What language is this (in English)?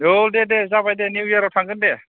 Bodo